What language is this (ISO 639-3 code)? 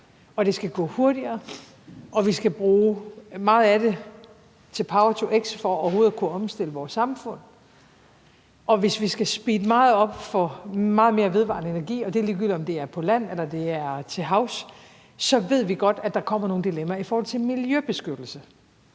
dan